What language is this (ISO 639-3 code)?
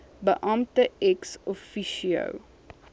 afr